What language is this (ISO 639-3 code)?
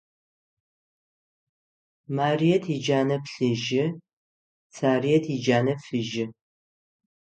ady